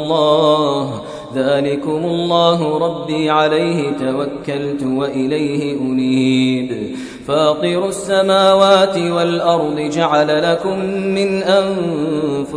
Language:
Arabic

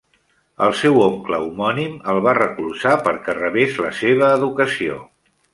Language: Catalan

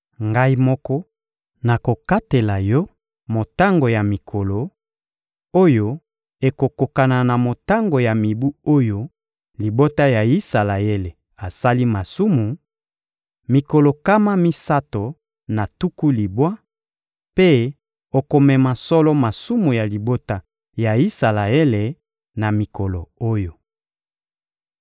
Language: Lingala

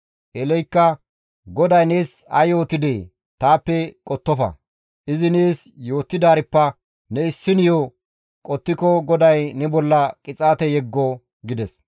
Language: Gamo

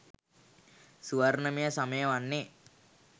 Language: Sinhala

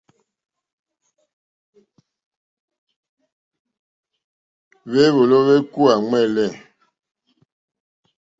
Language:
Mokpwe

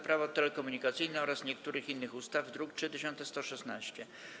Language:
Polish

